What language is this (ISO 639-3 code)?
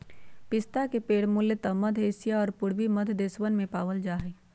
mag